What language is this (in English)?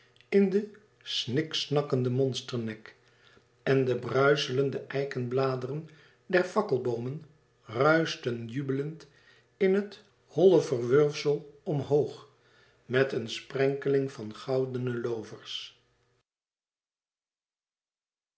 Dutch